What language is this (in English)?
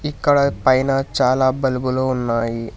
Telugu